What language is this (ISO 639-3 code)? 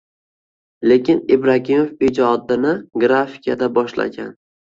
uzb